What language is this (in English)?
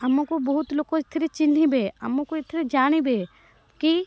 Odia